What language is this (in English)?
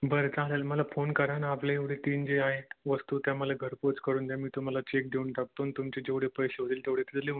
Marathi